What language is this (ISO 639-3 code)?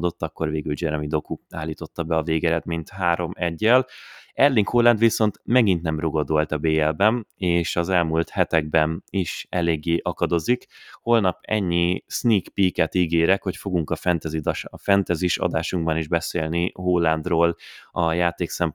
hun